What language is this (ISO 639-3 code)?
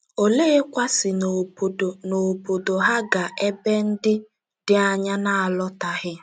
ibo